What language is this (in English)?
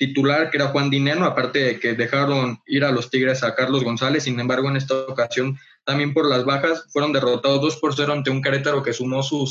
Spanish